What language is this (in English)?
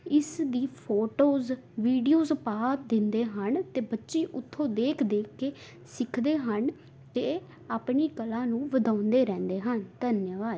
Punjabi